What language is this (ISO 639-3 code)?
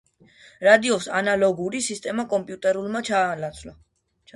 kat